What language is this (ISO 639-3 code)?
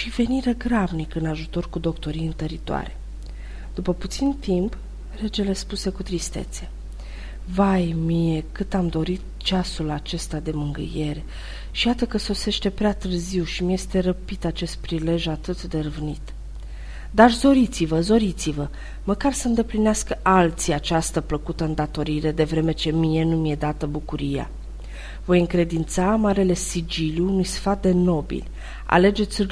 ron